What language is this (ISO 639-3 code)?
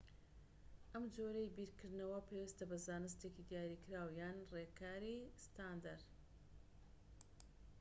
ckb